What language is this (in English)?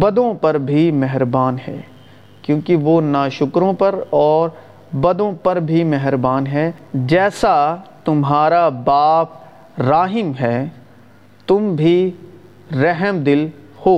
Urdu